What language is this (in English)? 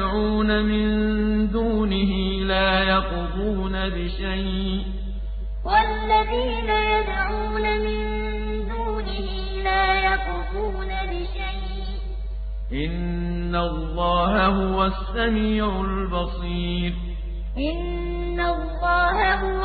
Arabic